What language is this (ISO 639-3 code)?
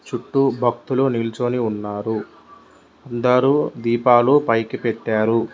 tel